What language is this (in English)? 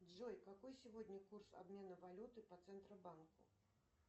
Russian